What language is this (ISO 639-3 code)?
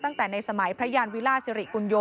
tha